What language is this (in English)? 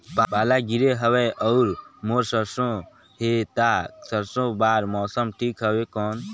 Chhattisgarhi